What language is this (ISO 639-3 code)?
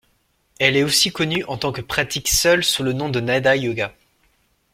fra